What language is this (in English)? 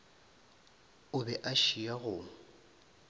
Northern Sotho